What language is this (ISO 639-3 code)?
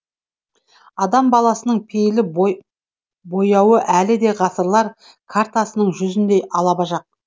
kaz